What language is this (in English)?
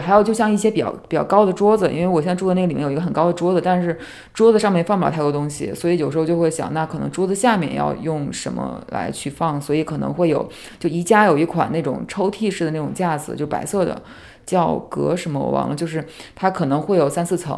Chinese